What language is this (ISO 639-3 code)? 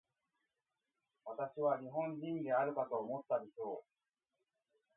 jpn